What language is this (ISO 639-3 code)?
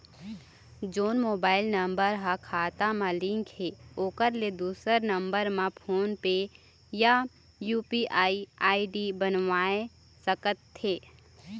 hne